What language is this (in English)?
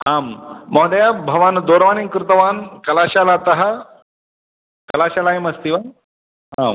Sanskrit